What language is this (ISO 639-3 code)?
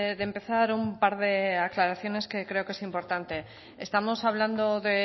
spa